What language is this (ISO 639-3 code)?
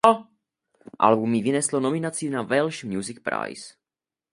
ces